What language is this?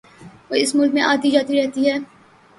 Urdu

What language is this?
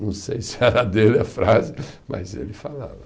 Portuguese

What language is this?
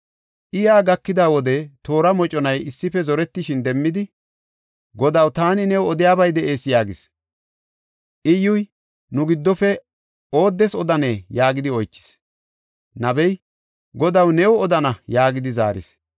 Gofa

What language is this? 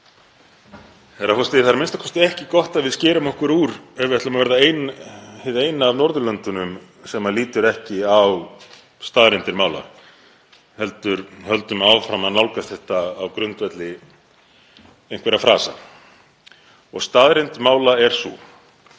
Icelandic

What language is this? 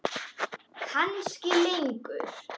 Icelandic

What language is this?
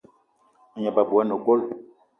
Eton (Cameroon)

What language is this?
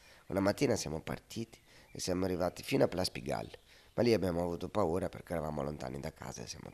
Italian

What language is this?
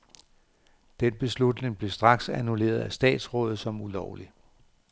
Danish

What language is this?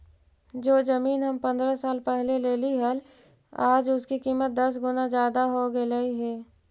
Magahi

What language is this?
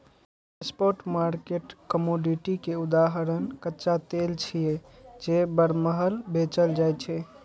Maithili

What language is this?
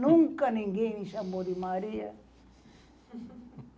Portuguese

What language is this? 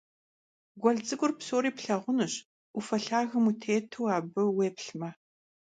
Kabardian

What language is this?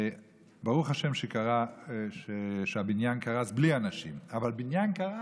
Hebrew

